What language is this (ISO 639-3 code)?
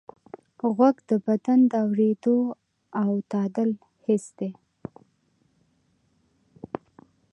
pus